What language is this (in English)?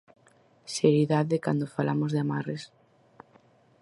Galician